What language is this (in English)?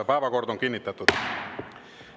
Estonian